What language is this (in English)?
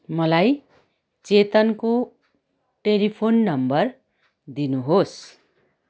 Nepali